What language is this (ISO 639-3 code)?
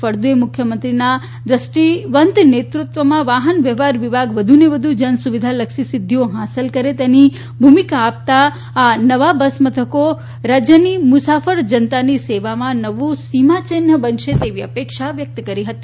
guj